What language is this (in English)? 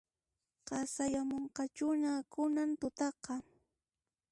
Puno Quechua